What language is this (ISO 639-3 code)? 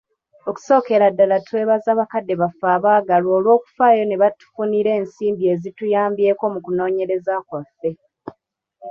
lug